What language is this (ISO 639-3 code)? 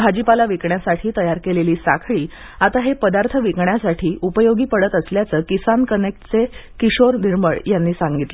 mar